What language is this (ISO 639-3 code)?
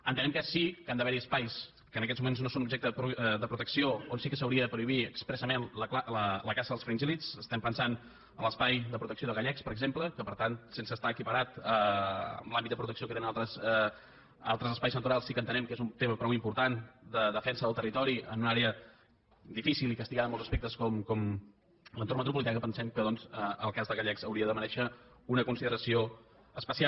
cat